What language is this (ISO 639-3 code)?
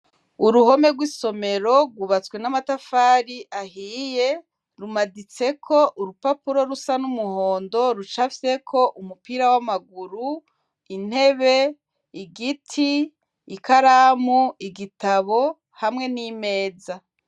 run